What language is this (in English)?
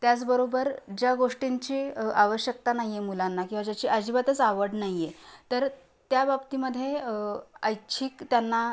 Marathi